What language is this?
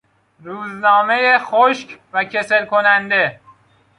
Persian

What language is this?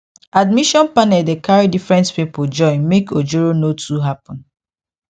Nigerian Pidgin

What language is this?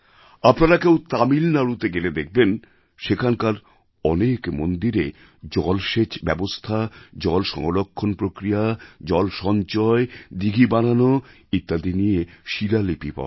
Bangla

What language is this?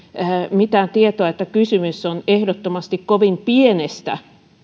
Finnish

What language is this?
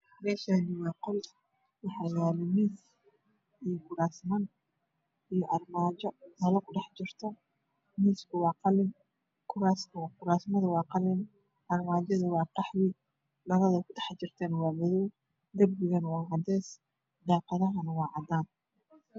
Somali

